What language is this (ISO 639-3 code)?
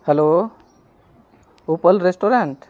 sat